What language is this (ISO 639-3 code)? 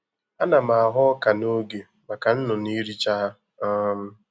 ibo